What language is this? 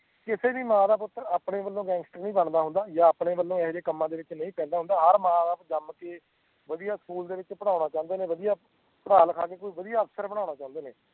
Punjabi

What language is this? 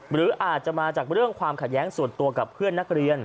Thai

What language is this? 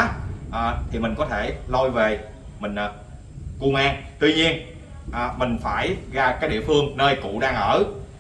Vietnamese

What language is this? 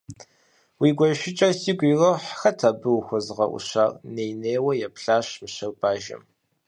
Kabardian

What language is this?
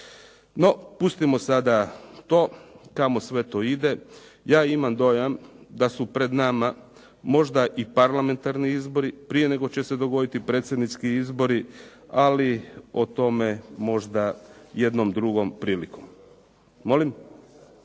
Croatian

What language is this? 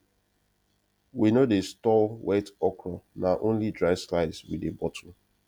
Nigerian Pidgin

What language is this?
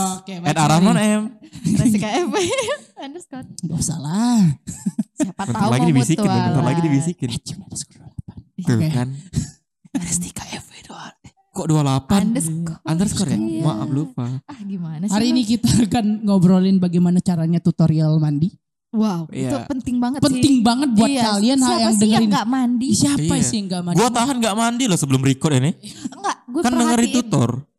Indonesian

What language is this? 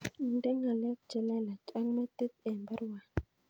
Kalenjin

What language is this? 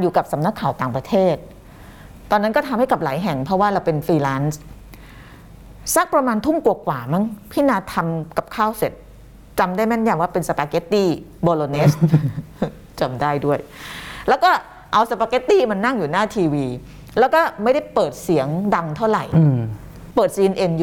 Thai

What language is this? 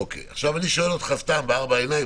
Hebrew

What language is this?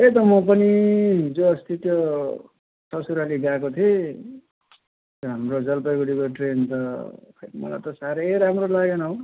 Nepali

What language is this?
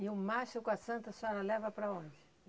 Portuguese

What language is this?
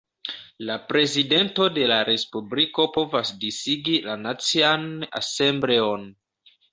Esperanto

